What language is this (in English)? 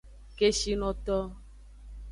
Aja (Benin)